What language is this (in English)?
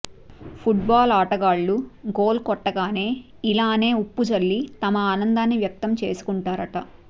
Telugu